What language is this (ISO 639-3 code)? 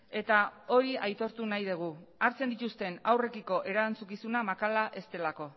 eus